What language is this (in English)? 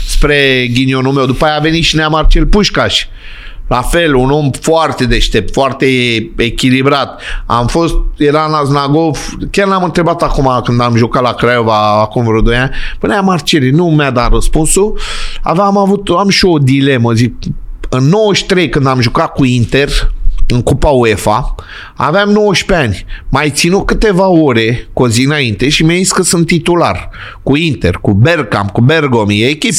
Romanian